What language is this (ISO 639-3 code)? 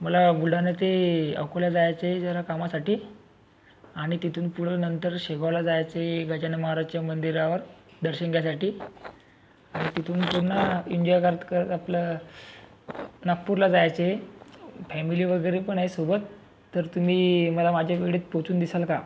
mar